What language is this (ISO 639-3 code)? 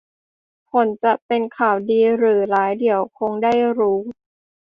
tha